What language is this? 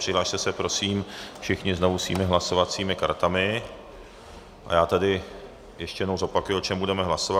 Czech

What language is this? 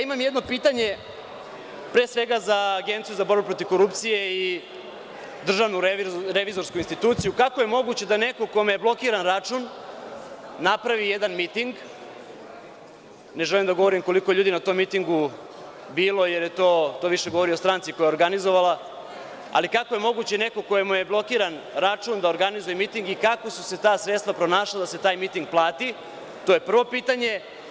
Serbian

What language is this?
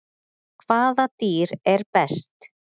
Icelandic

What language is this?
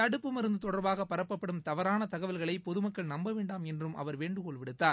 Tamil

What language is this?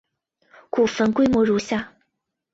Chinese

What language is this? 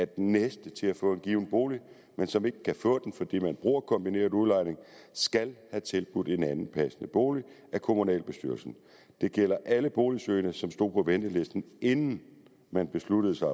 Danish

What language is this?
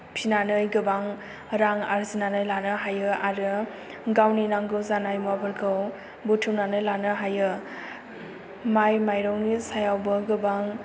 Bodo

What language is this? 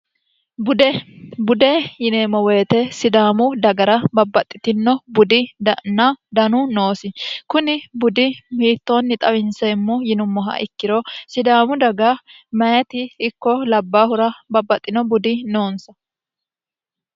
Sidamo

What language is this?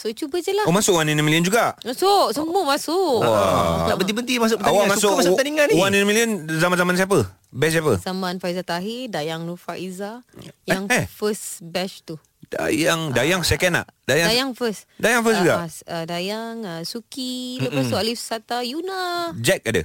Malay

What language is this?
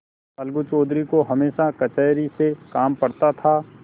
Hindi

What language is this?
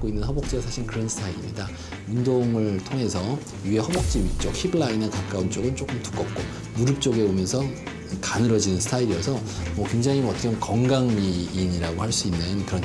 Korean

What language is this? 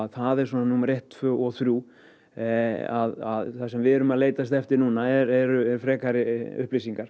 Icelandic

